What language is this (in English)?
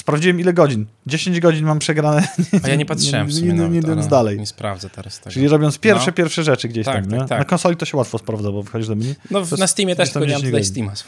Polish